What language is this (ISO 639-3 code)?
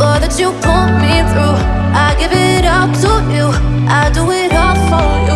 eng